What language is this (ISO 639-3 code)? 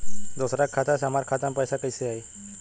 bho